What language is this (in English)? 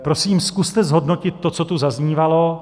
Czech